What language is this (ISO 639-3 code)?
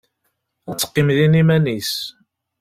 kab